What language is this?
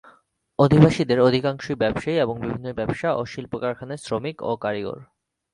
Bangla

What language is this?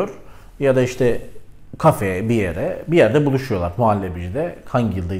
Turkish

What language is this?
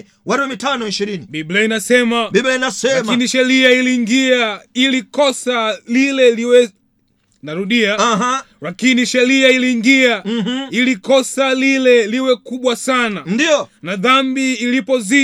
Swahili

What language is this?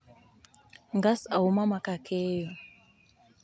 Luo (Kenya and Tanzania)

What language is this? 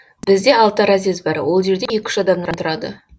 Kazakh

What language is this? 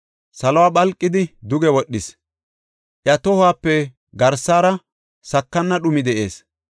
Gofa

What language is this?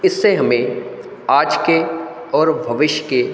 Hindi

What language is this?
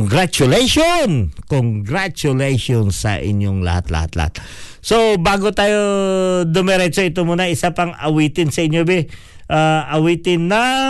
Filipino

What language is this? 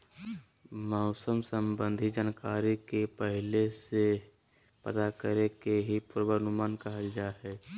Magahi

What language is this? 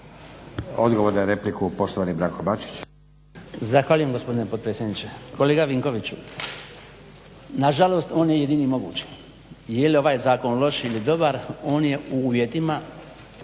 Croatian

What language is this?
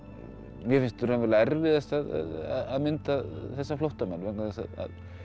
Icelandic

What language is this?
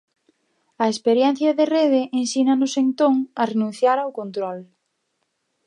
Galician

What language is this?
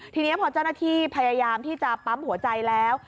Thai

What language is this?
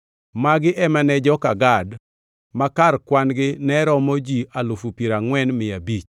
Luo (Kenya and Tanzania)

